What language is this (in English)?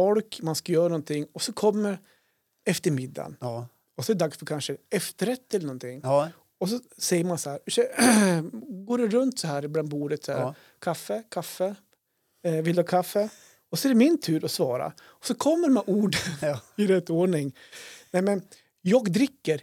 Swedish